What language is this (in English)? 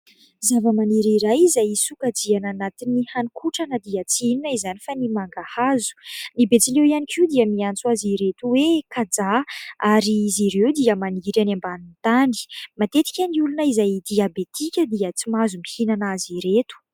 Malagasy